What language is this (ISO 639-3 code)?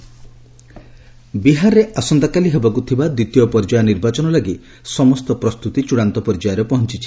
ori